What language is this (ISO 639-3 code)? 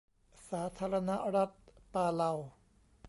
tha